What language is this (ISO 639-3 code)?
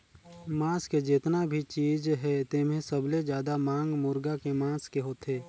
hne